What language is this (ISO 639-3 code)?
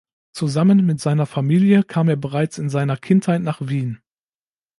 deu